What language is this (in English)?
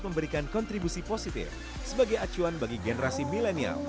Indonesian